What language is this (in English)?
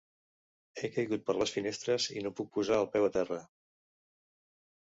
Catalan